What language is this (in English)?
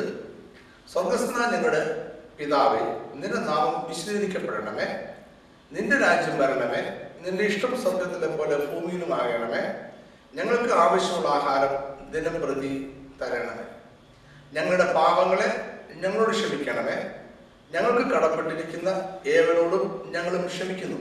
Malayalam